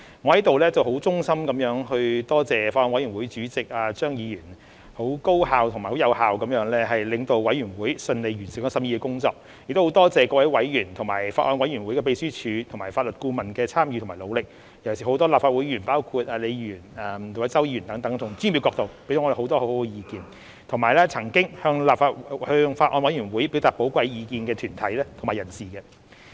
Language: Cantonese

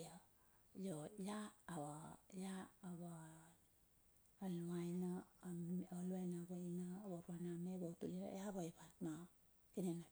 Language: Bilur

